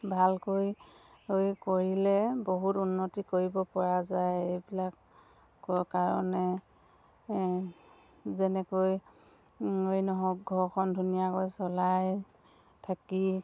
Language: Assamese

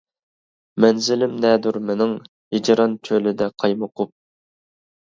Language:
Uyghur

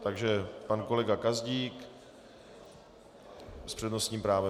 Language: Czech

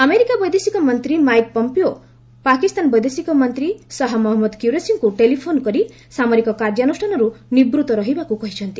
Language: Odia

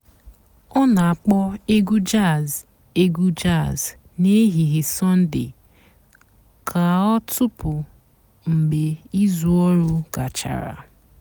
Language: Igbo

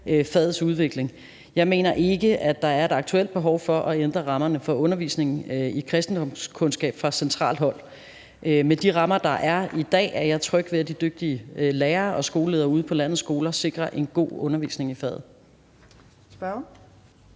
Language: Danish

